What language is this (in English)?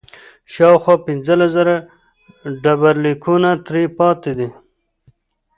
Pashto